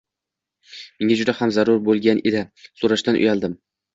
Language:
Uzbek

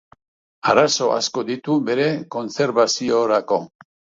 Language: Basque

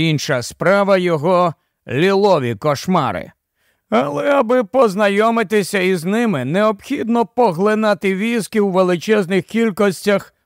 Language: Ukrainian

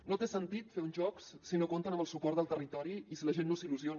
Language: Catalan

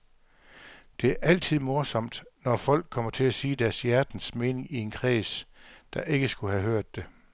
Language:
Danish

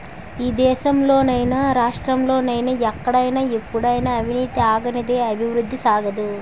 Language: Telugu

